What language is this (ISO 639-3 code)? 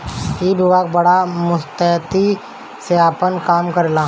bho